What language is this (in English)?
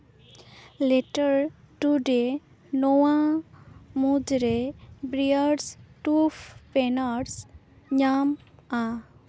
Santali